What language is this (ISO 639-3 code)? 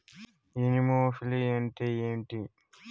tel